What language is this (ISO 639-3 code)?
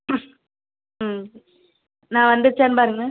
tam